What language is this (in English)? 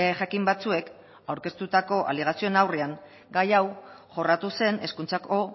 Basque